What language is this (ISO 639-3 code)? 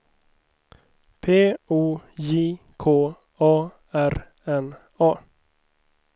swe